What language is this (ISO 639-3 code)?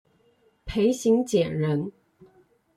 zho